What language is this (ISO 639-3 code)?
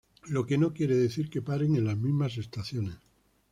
spa